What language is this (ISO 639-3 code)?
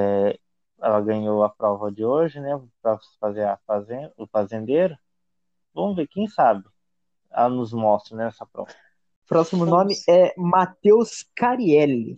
por